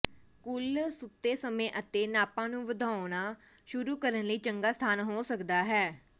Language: Punjabi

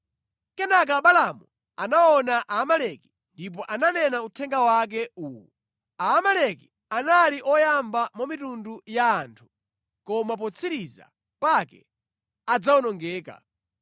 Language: Nyanja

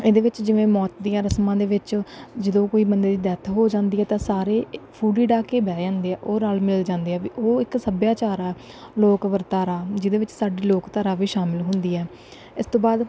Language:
Punjabi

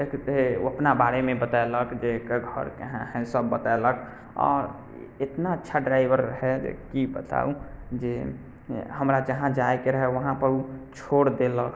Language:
Maithili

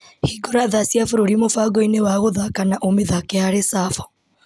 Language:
Kikuyu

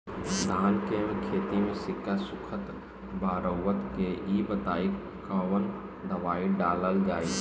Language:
Bhojpuri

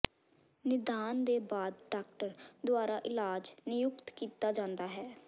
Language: Punjabi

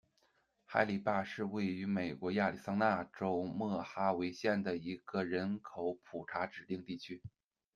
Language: Chinese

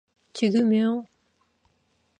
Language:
Korean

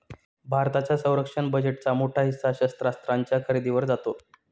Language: Marathi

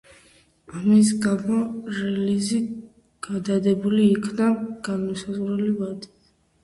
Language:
Georgian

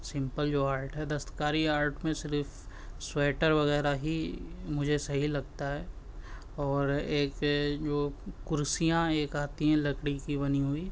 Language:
Urdu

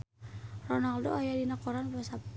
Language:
Sundanese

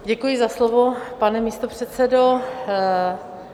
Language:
Czech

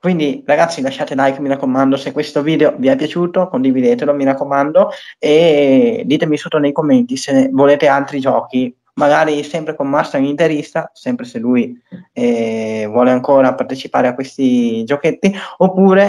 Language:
Italian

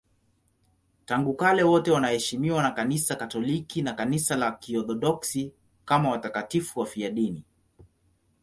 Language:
Swahili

